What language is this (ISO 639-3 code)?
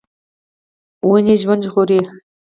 pus